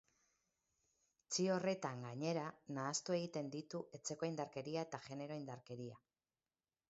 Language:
Basque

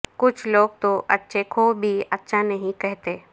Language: Urdu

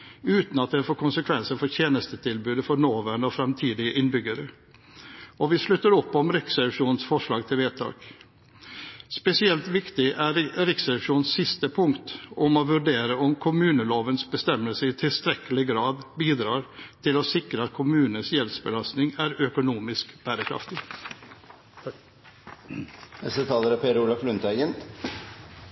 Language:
Norwegian Bokmål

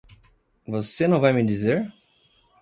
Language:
Portuguese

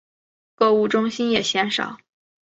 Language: Chinese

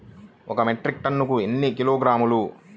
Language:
Telugu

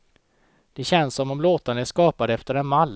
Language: Swedish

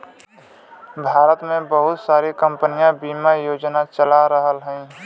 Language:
Bhojpuri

